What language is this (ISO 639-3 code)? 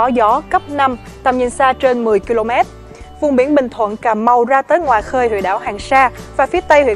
vie